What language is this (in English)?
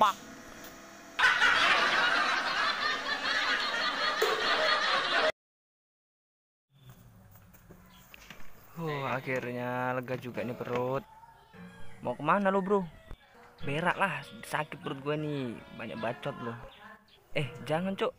Indonesian